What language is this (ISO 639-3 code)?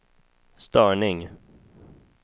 swe